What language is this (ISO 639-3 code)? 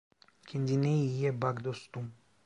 tur